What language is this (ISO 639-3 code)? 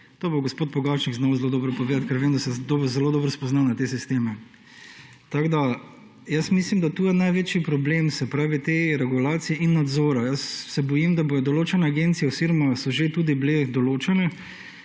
slv